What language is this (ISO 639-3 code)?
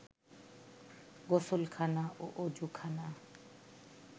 ben